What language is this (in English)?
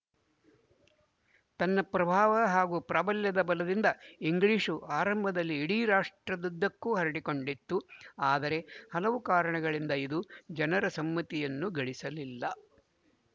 Kannada